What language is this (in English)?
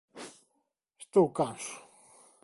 Galician